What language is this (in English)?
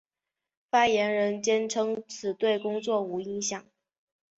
Chinese